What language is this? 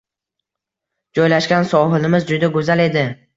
Uzbek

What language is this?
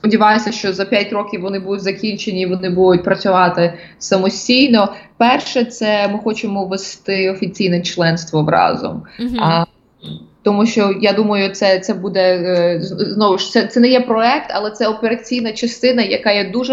Ukrainian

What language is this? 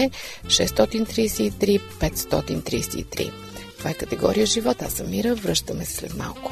Bulgarian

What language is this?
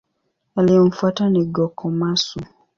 Swahili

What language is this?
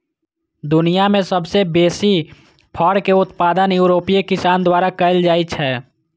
Maithili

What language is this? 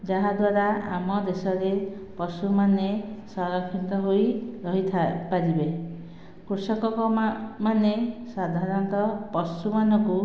Odia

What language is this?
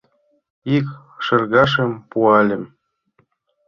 Mari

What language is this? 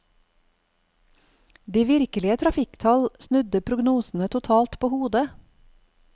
Norwegian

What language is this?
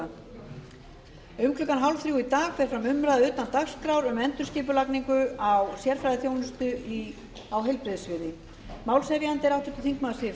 Icelandic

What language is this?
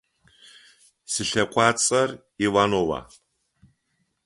Adyghe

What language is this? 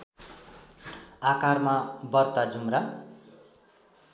Nepali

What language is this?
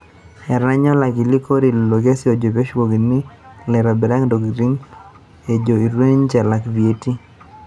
Masai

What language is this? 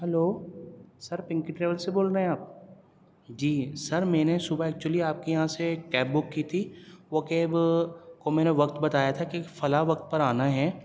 Urdu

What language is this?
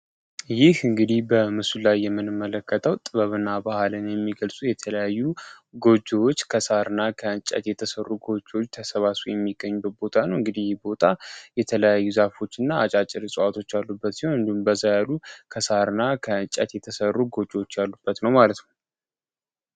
Amharic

